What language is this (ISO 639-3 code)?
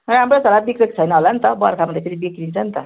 nep